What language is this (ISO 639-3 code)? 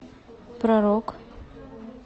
rus